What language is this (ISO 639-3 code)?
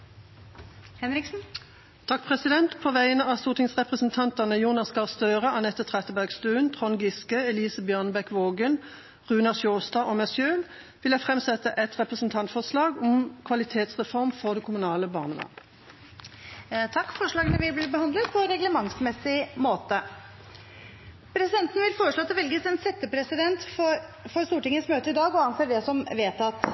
nor